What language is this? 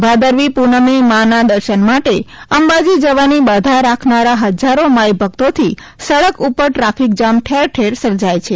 Gujarati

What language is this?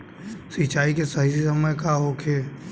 Bhojpuri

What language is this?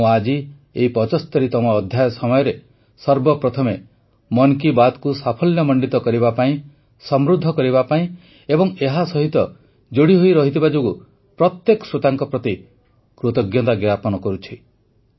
Odia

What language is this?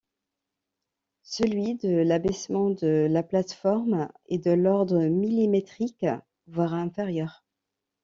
French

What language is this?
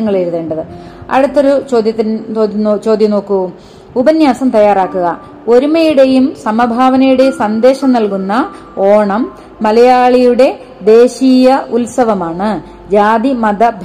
Malayalam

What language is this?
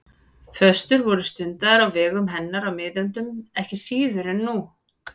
Icelandic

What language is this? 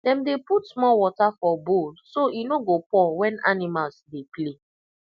Nigerian Pidgin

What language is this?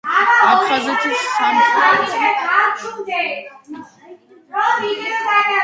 Georgian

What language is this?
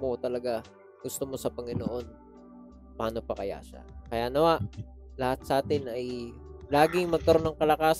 Filipino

